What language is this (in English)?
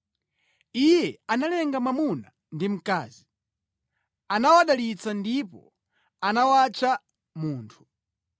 Nyanja